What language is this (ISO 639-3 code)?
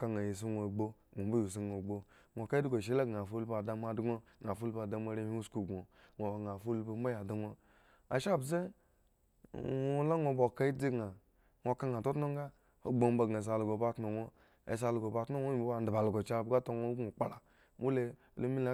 ego